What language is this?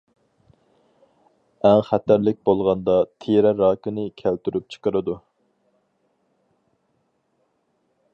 Uyghur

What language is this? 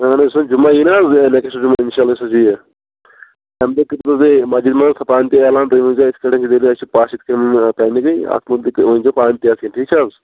Kashmiri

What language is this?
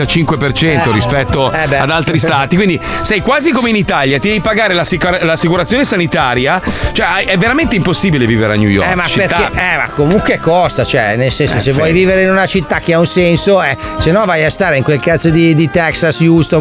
Italian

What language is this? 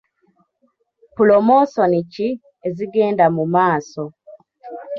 Ganda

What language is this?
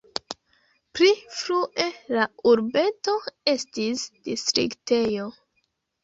Esperanto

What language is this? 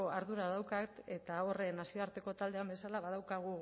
Basque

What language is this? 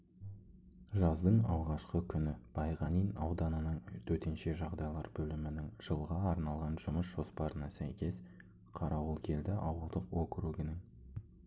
Kazakh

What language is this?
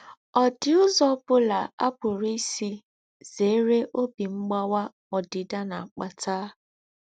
Igbo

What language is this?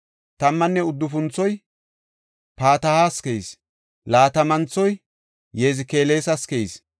Gofa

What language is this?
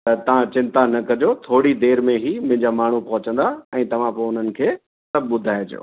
Sindhi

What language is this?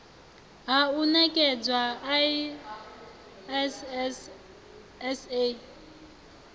Venda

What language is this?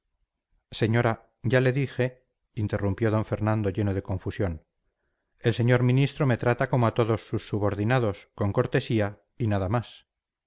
Spanish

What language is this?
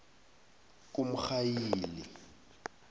South Ndebele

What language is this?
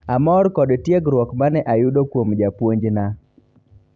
Luo (Kenya and Tanzania)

